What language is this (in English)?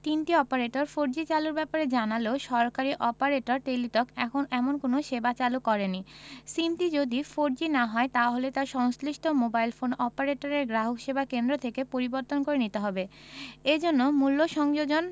Bangla